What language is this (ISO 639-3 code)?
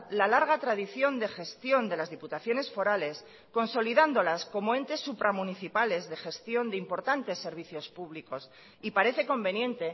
spa